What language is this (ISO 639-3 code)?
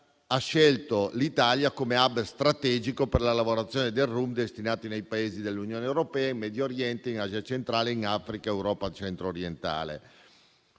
ita